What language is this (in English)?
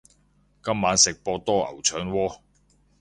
Cantonese